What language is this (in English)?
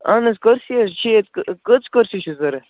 Kashmiri